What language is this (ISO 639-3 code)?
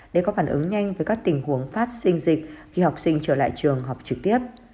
vie